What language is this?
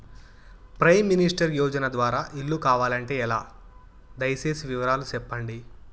Telugu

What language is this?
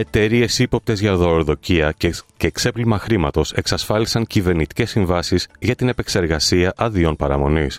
Greek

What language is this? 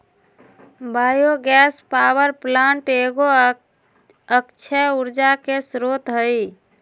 Magahi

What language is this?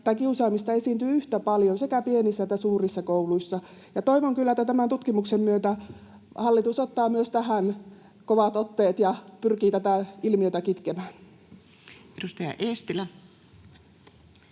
Finnish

